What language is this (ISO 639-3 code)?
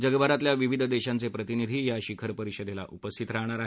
mar